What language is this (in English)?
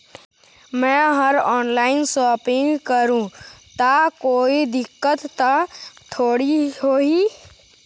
Chhattisgarhi